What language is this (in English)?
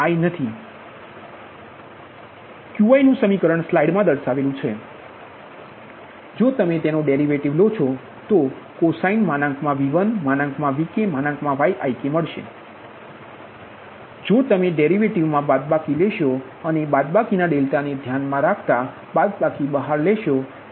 Gujarati